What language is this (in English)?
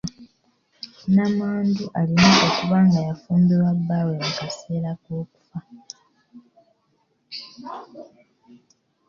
Ganda